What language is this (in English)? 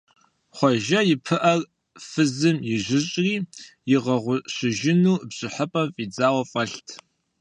Kabardian